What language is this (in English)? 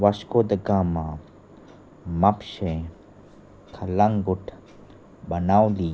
Konkani